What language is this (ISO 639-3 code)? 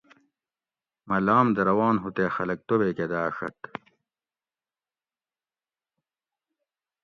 gwc